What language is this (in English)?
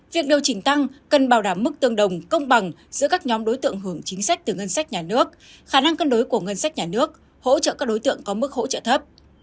Vietnamese